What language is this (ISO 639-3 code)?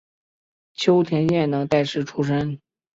zho